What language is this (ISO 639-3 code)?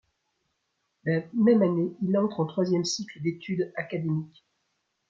fra